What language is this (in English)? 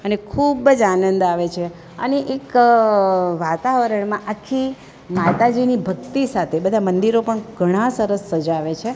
Gujarati